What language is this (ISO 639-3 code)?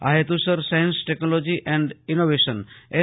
guj